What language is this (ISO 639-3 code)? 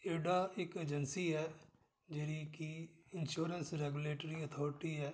pan